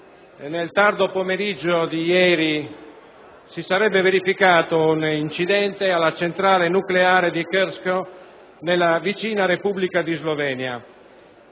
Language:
Italian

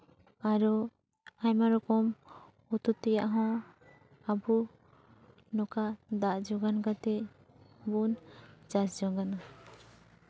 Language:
Santali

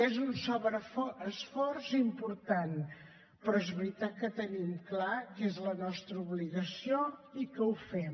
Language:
Catalan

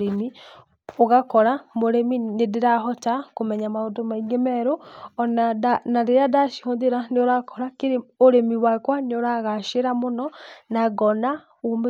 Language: Kikuyu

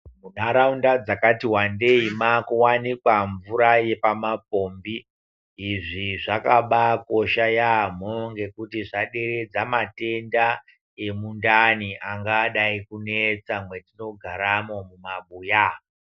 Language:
Ndau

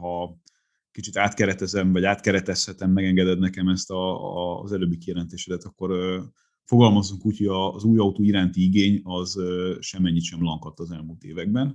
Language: Hungarian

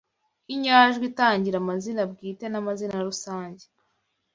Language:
Kinyarwanda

